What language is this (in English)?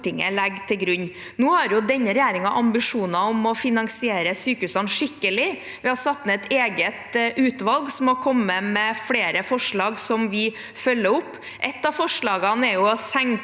Norwegian